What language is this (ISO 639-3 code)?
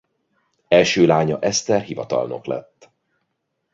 hun